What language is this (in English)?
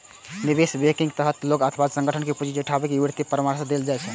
Maithili